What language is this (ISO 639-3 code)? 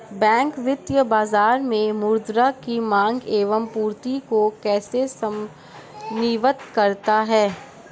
hin